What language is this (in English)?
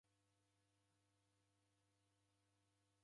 Taita